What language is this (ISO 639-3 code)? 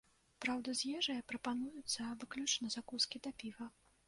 bel